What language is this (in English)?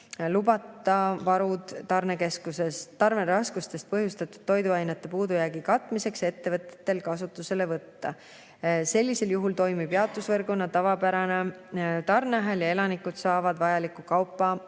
Estonian